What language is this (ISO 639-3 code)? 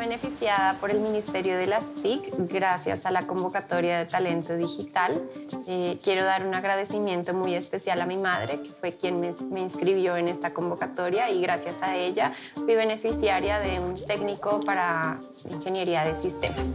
spa